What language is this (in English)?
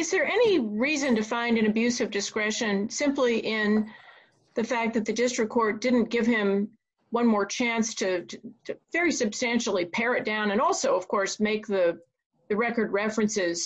English